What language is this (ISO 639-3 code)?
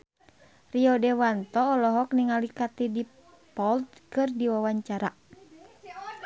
sun